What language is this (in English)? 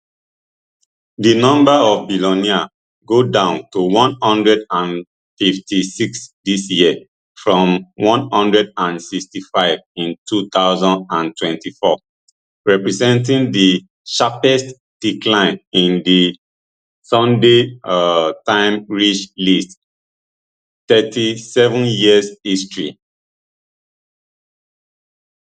Nigerian Pidgin